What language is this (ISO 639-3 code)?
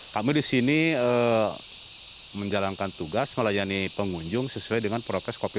ind